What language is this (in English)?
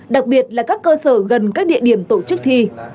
Vietnamese